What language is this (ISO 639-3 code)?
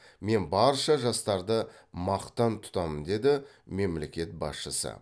kaz